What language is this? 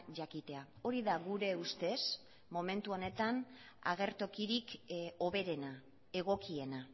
Basque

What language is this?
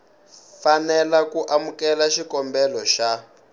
Tsonga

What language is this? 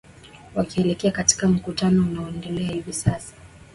Swahili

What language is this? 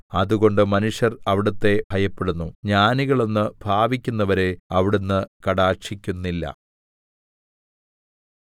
Malayalam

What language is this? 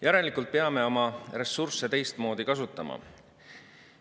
Estonian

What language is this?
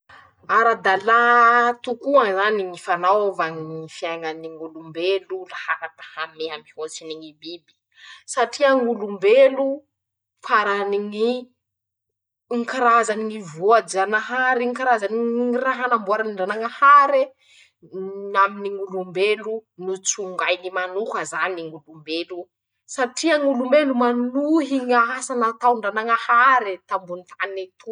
Masikoro Malagasy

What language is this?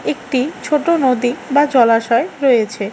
Bangla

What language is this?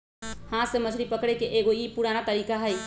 Magahi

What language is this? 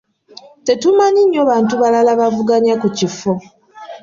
Ganda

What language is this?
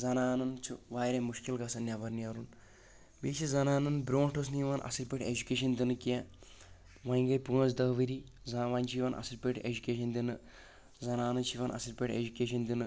Kashmiri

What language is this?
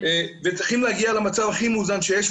Hebrew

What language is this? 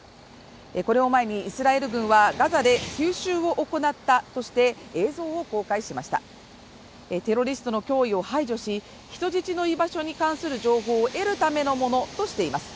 Japanese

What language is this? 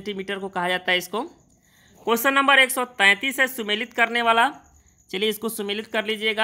Hindi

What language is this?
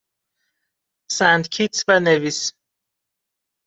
Persian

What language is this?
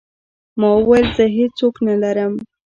Pashto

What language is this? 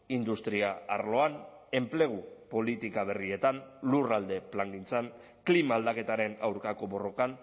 Basque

